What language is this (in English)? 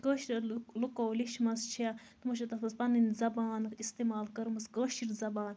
Kashmiri